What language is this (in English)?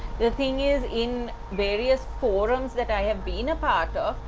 English